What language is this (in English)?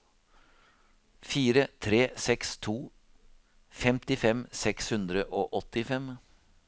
Norwegian